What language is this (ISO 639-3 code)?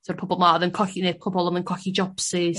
cym